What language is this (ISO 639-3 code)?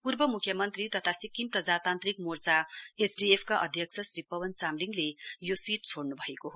nep